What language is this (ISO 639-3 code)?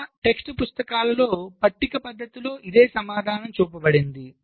tel